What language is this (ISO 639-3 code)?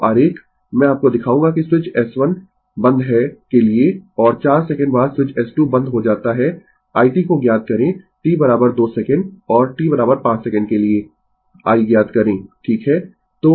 hin